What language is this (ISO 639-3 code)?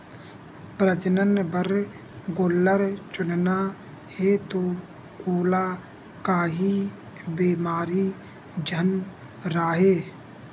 hne